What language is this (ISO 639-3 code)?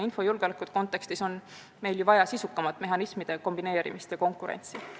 est